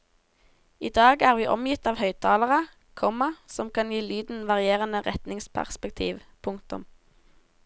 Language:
Norwegian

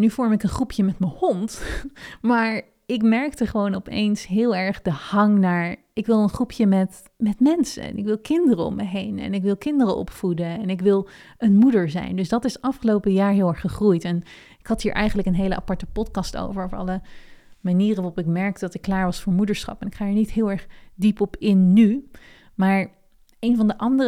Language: Dutch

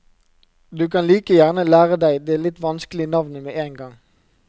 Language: Norwegian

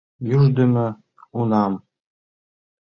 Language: Mari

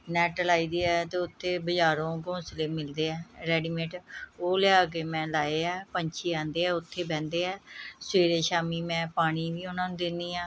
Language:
Punjabi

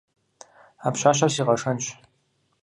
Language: Kabardian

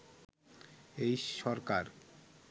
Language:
Bangla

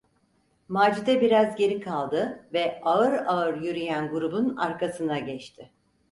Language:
Turkish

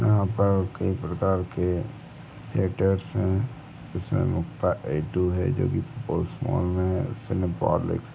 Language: Hindi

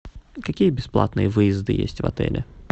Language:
Russian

